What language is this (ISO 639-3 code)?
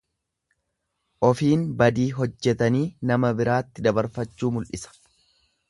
orm